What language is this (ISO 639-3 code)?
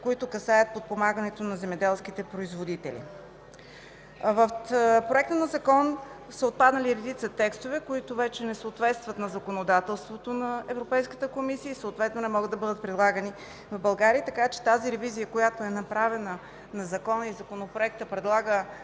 bul